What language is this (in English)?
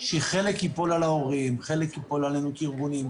Hebrew